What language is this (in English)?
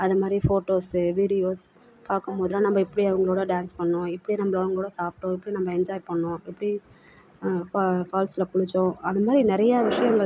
Tamil